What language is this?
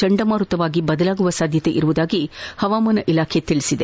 Kannada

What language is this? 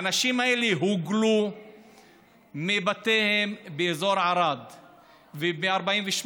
Hebrew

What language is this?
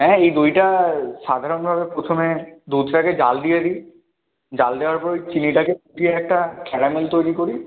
Bangla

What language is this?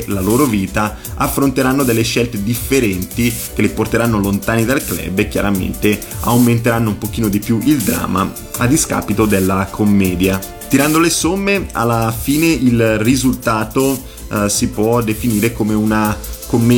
Italian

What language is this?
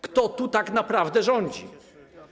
Polish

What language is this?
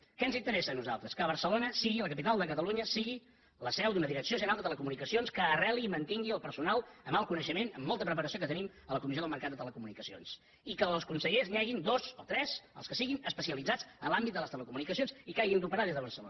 Catalan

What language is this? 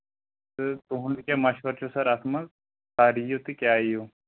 Kashmiri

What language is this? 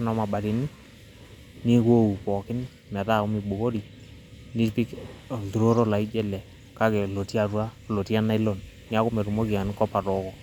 Masai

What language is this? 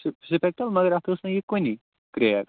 Kashmiri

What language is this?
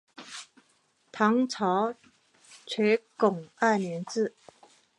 Chinese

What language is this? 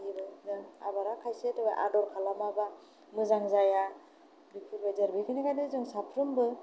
Bodo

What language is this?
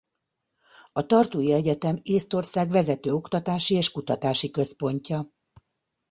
Hungarian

